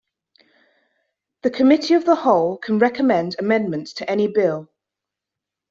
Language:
English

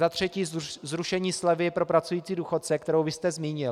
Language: Czech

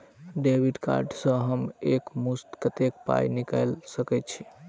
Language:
Maithili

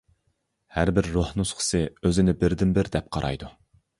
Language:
Uyghur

